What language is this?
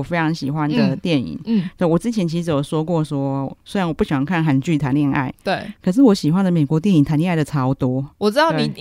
Chinese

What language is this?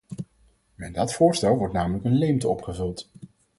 Dutch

